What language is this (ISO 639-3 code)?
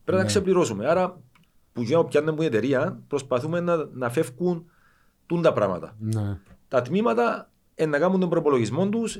ell